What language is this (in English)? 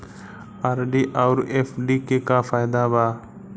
Bhojpuri